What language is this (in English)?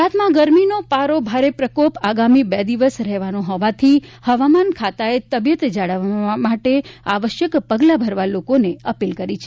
Gujarati